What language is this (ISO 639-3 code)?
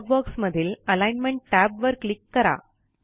mar